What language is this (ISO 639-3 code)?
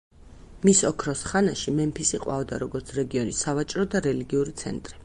kat